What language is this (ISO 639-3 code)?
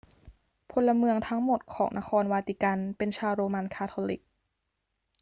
tha